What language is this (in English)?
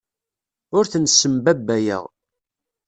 Kabyle